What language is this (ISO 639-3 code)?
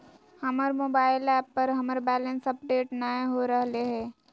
mag